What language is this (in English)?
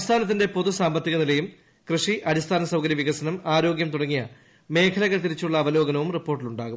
Malayalam